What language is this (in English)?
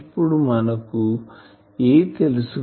Telugu